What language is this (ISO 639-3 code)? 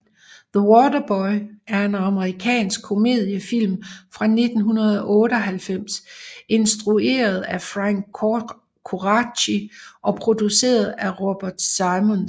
dan